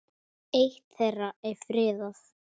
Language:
Icelandic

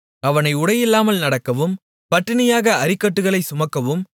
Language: Tamil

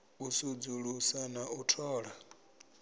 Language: Venda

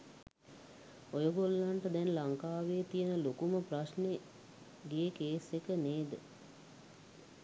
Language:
Sinhala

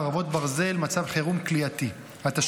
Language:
Hebrew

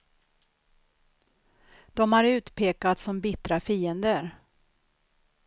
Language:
Swedish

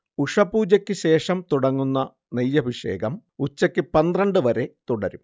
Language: Malayalam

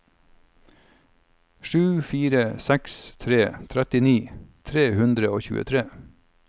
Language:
Norwegian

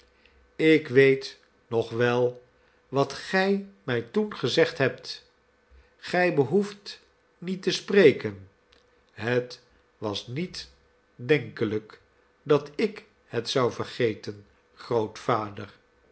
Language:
Dutch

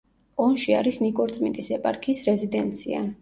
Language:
Georgian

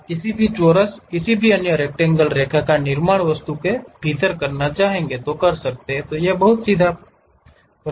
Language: Hindi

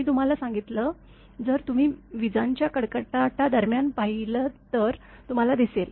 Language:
Marathi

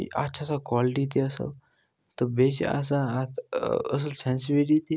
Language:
Kashmiri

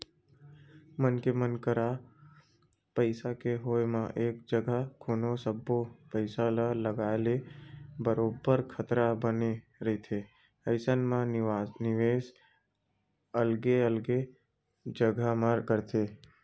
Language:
Chhattisgarhi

